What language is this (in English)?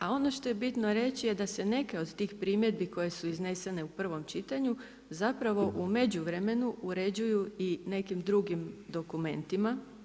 Croatian